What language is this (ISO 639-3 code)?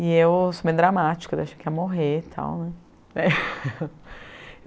por